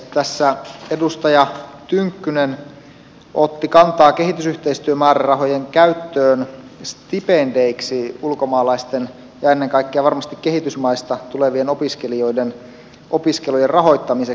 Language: Finnish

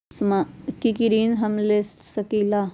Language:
Magahi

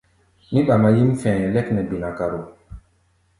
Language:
Gbaya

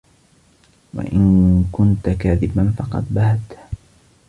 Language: Arabic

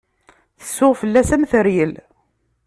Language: Kabyle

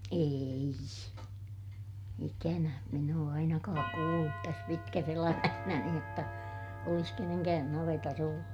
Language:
Finnish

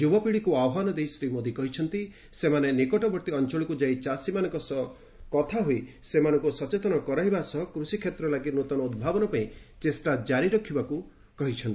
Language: Odia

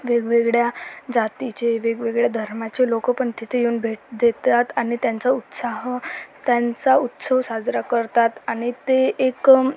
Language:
Marathi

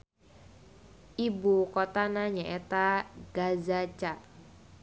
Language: Sundanese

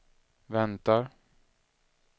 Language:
Swedish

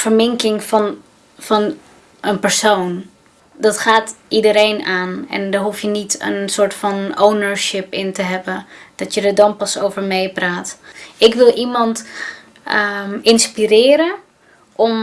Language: Dutch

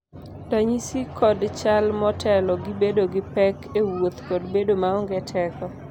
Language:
Luo (Kenya and Tanzania)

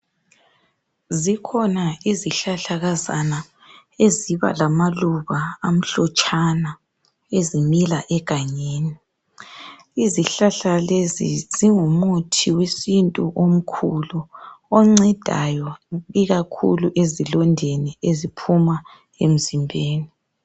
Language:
North Ndebele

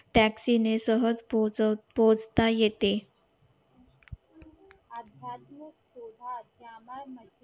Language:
Marathi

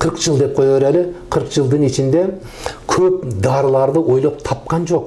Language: Turkish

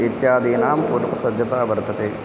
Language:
Sanskrit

